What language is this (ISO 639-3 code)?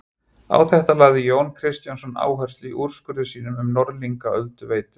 isl